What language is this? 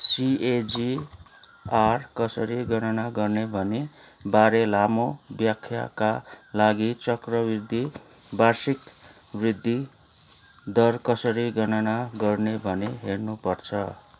Nepali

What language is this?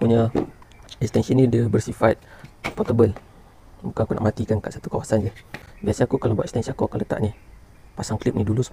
Malay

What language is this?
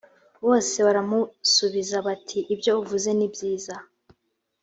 Kinyarwanda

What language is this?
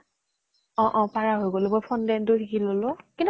Assamese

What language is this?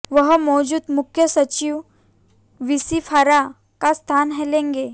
Hindi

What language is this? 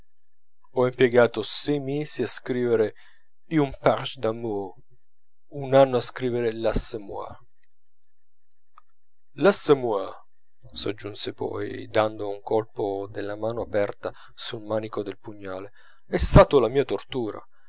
Italian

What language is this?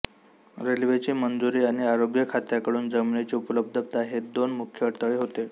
Marathi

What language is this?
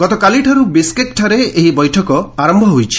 Odia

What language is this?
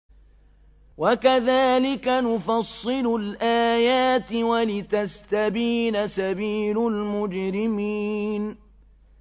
Arabic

